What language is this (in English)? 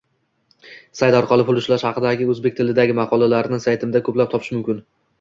Uzbek